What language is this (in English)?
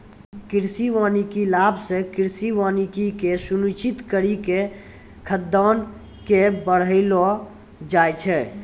Maithili